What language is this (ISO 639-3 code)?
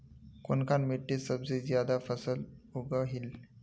mag